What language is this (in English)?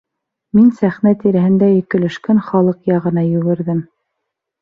Bashkir